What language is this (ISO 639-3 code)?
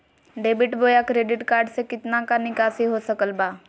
mag